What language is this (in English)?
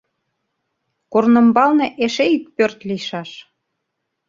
Mari